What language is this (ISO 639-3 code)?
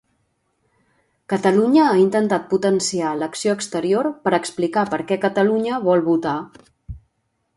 cat